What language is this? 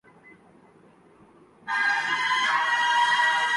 Urdu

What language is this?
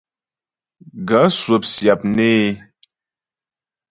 Ghomala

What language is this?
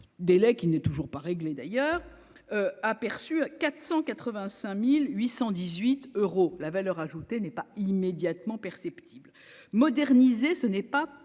French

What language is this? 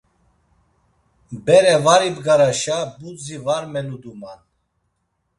Laz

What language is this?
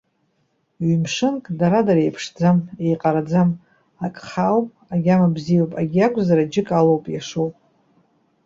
Abkhazian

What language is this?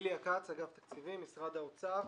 Hebrew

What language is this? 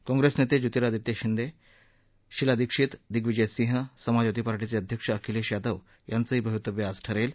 Marathi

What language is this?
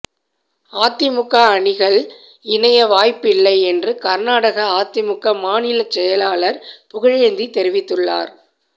Tamil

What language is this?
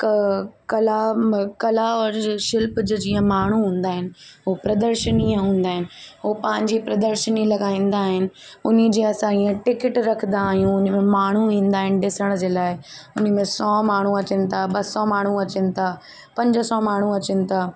Sindhi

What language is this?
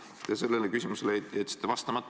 Estonian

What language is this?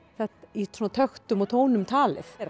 Icelandic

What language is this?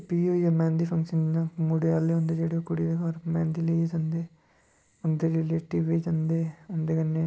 Dogri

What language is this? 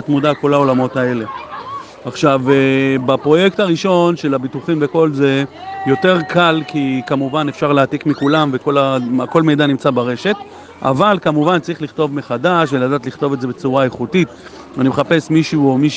Hebrew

